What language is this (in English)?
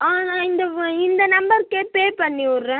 Tamil